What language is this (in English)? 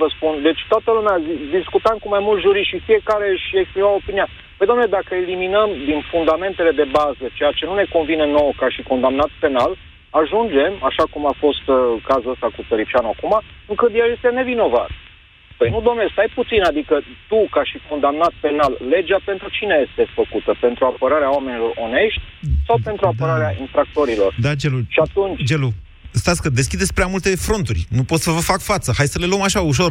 Romanian